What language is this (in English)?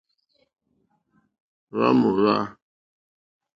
Mokpwe